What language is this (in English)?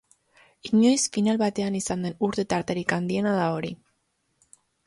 Basque